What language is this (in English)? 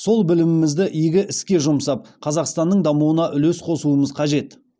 Kazakh